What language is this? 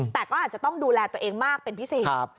Thai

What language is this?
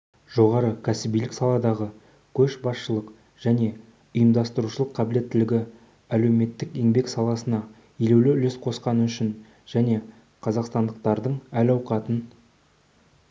Kazakh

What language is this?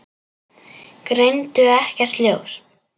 Icelandic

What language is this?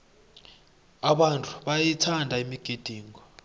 South Ndebele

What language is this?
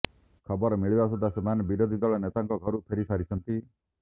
Odia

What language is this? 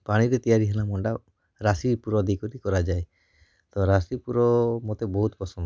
Odia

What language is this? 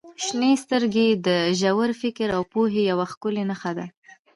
Pashto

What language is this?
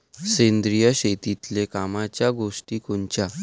Marathi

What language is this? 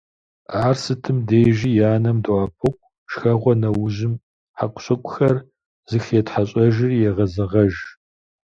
Kabardian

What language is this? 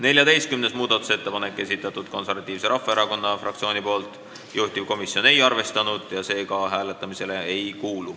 Estonian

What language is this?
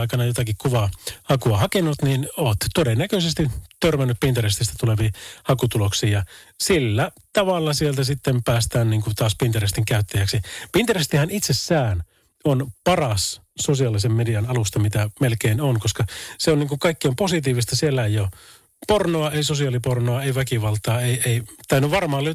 Finnish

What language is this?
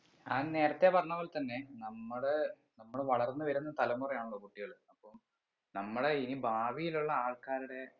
Malayalam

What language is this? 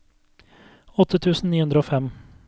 Norwegian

